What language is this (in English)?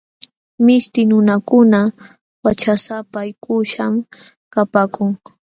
Jauja Wanca Quechua